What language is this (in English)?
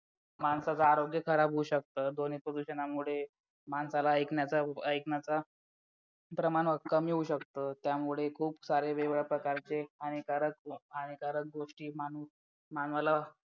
Marathi